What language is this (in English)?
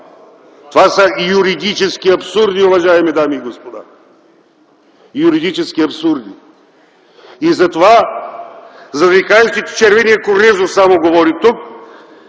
Bulgarian